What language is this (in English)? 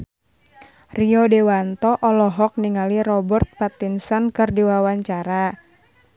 Sundanese